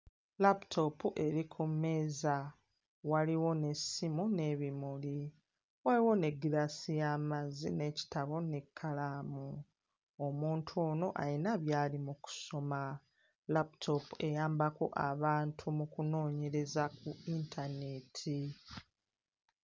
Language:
Ganda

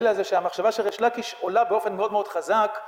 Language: Hebrew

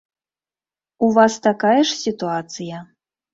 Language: Belarusian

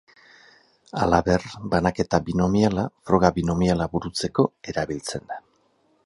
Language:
Basque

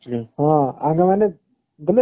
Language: Odia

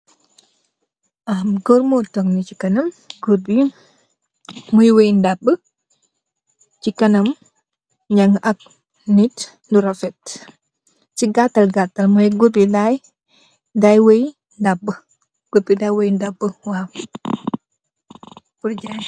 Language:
Wolof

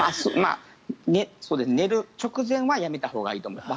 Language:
Japanese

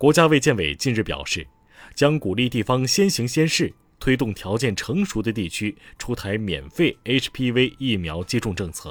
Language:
Chinese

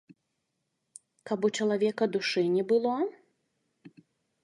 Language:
Belarusian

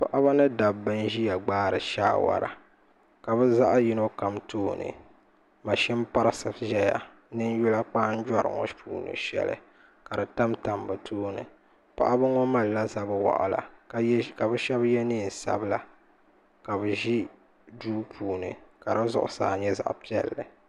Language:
Dagbani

